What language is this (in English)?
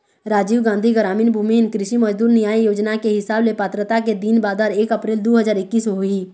Chhattisgarhi